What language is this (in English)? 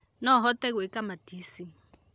Kikuyu